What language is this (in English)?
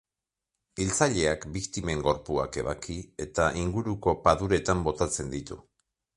Basque